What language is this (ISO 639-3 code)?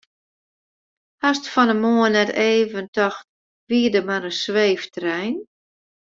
fry